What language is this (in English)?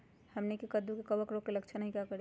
Magahi